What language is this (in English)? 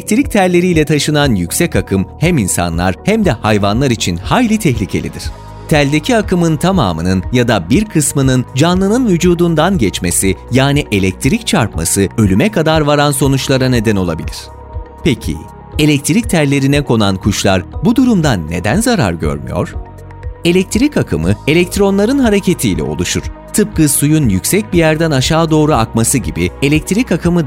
Turkish